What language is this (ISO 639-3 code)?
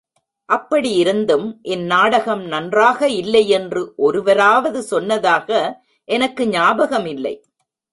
tam